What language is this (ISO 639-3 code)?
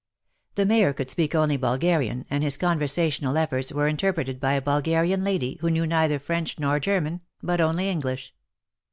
eng